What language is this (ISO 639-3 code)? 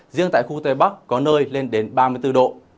vie